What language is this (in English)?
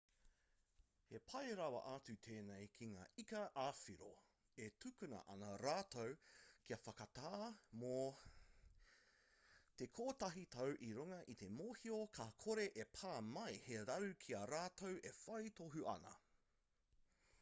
Māori